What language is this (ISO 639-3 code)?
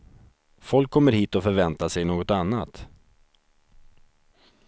swe